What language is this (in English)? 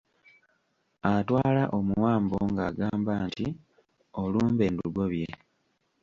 Ganda